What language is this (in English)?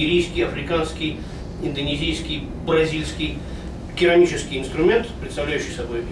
Russian